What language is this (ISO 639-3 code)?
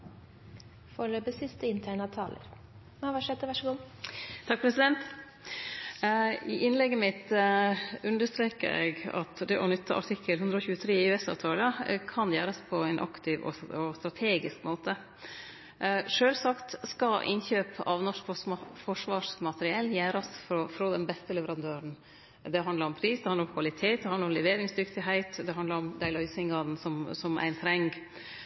nno